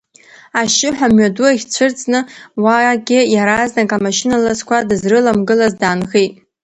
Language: Abkhazian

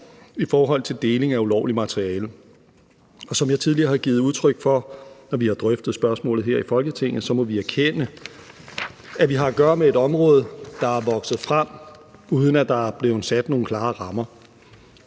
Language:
Danish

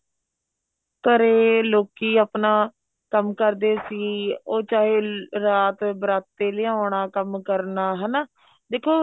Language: Punjabi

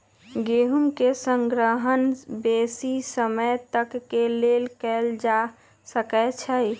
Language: Magahi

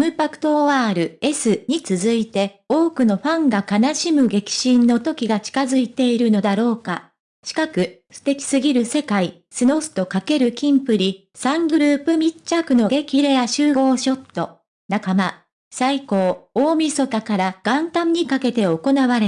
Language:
Japanese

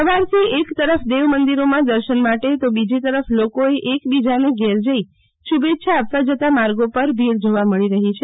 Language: Gujarati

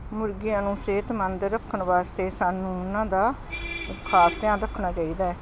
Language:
Punjabi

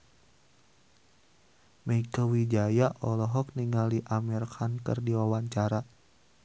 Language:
Sundanese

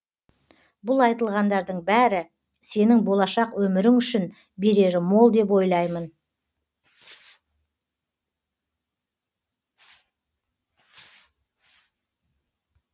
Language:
Kazakh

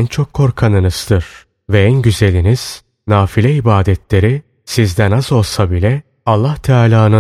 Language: Turkish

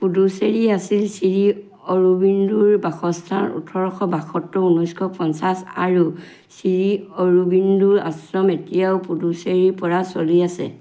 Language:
Assamese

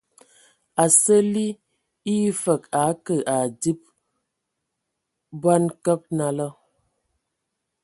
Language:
Ewondo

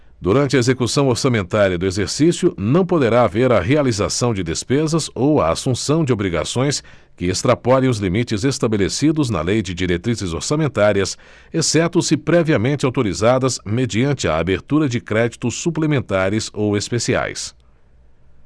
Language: Portuguese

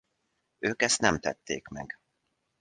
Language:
Hungarian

